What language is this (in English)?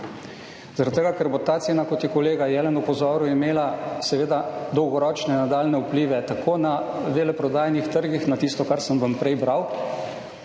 Slovenian